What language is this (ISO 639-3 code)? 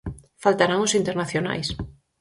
glg